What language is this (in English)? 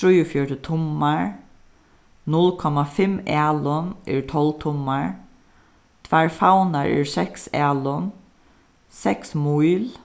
Faroese